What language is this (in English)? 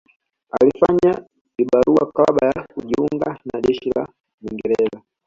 Swahili